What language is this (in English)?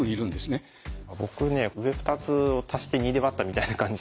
Japanese